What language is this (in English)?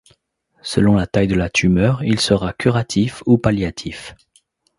French